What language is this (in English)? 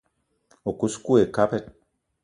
Eton (Cameroon)